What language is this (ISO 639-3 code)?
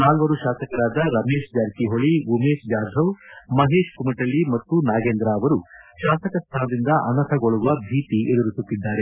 kan